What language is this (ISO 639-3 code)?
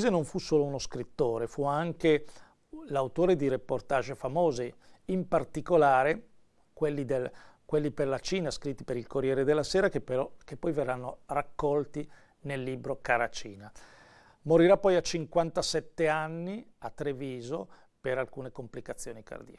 ita